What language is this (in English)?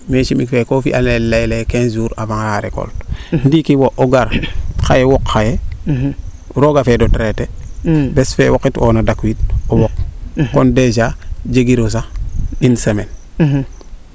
Serer